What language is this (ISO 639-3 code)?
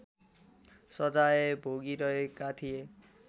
nep